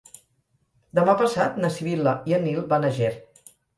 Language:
Catalan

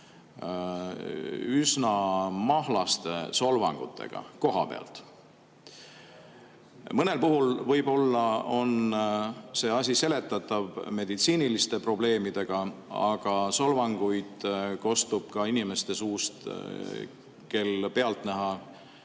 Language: Estonian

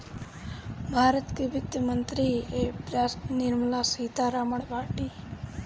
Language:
Bhojpuri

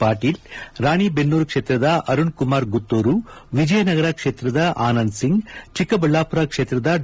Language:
Kannada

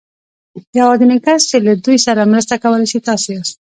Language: Pashto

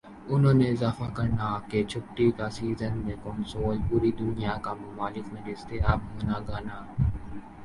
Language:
Urdu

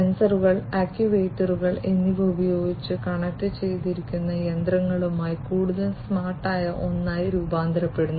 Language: Malayalam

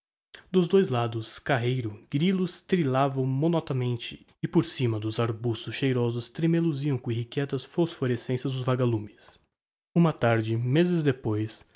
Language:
Portuguese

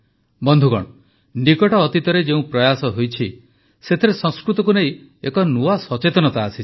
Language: Odia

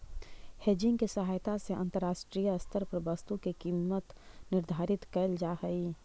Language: Magahi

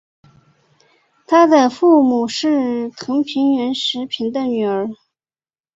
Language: Chinese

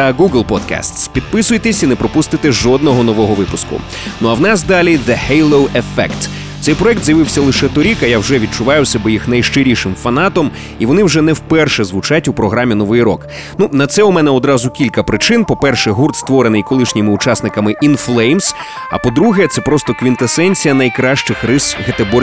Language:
Ukrainian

